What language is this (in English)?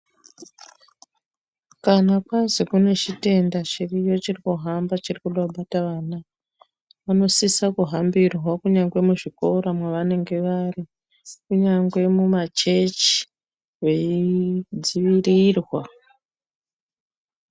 Ndau